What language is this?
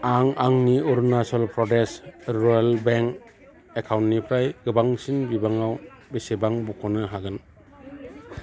Bodo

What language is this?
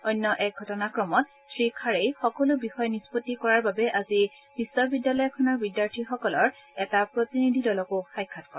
Assamese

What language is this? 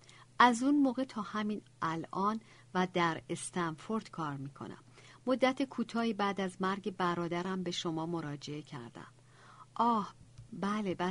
Persian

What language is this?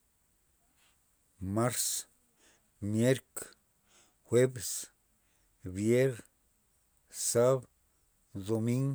Loxicha Zapotec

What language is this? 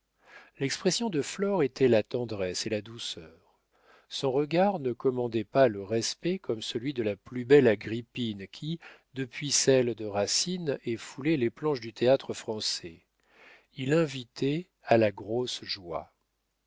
French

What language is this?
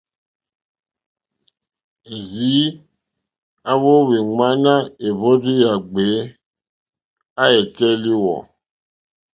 Mokpwe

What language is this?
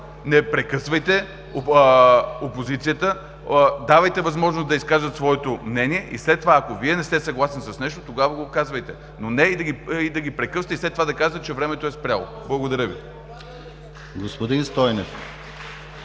Bulgarian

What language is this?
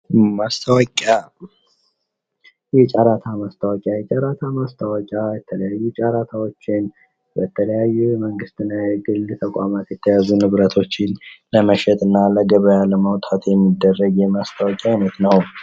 Amharic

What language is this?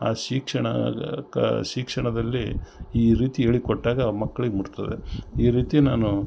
Kannada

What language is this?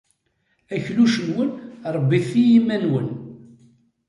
Kabyle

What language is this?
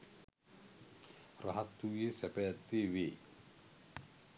Sinhala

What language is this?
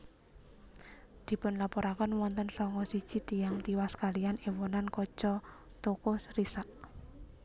Javanese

